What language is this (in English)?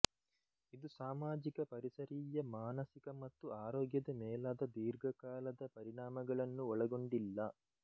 Kannada